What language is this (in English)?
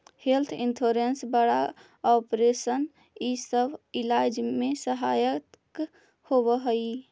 Magahi